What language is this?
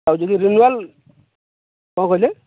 Odia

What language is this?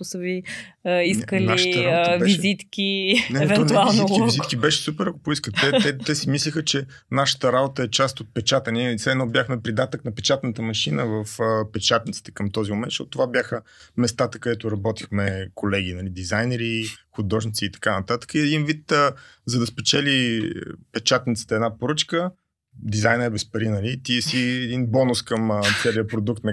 Bulgarian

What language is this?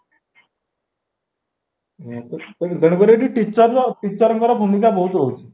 Odia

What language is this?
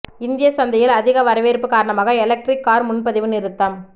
Tamil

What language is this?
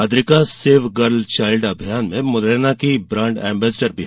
Hindi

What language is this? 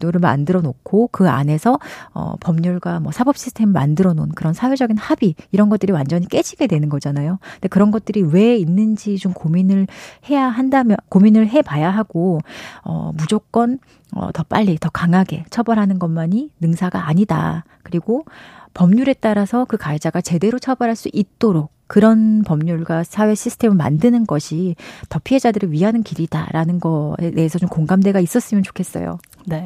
Korean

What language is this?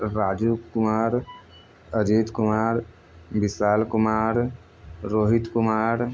Maithili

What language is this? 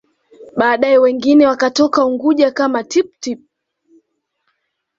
Swahili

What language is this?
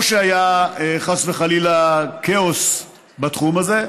Hebrew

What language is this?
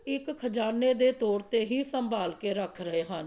Punjabi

